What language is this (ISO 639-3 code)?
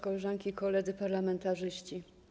pol